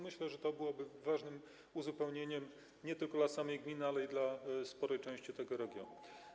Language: Polish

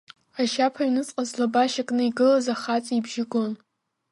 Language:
Abkhazian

